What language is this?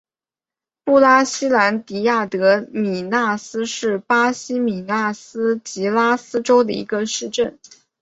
Chinese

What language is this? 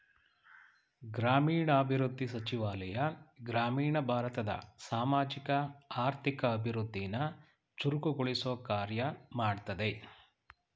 Kannada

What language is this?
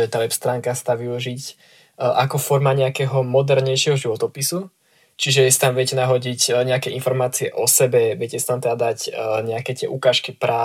Slovak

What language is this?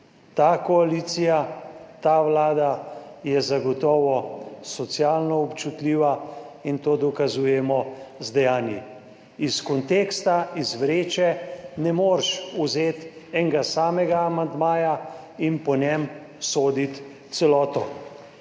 Slovenian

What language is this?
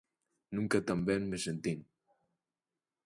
Galician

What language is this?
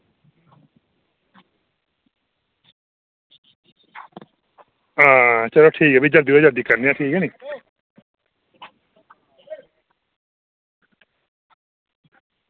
Dogri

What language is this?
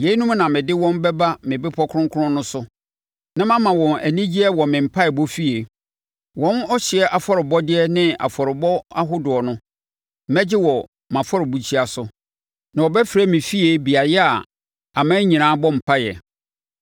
Akan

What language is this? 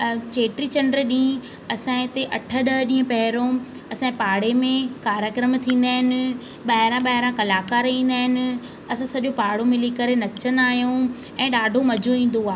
Sindhi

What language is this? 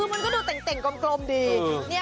Thai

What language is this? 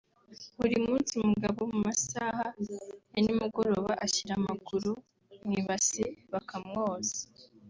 Kinyarwanda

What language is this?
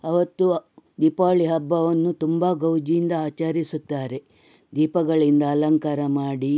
Kannada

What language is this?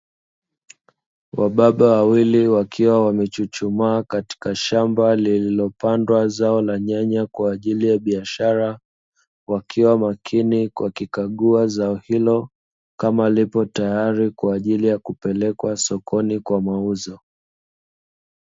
Swahili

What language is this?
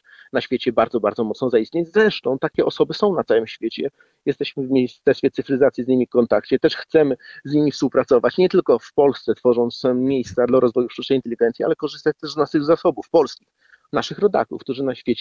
Polish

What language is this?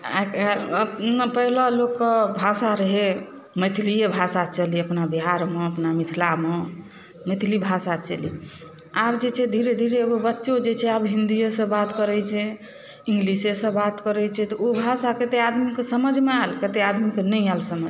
Maithili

